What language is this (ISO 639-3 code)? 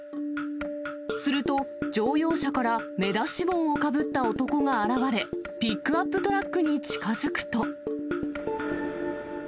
jpn